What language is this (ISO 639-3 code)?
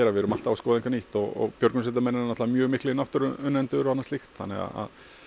isl